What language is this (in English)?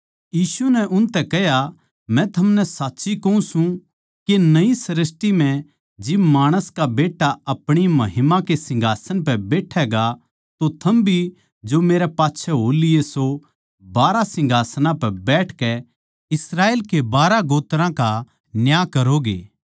Haryanvi